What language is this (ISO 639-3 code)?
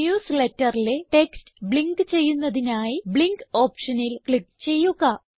mal